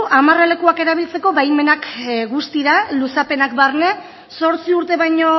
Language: Basque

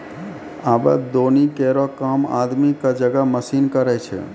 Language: Maithili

